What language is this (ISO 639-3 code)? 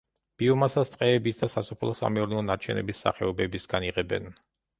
kat